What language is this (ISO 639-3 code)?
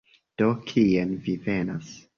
epo